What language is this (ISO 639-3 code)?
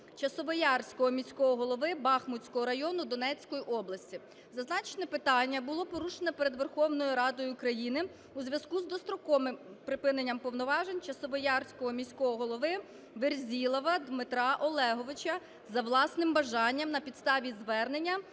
ukr